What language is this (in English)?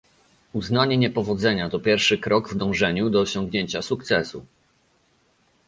Polish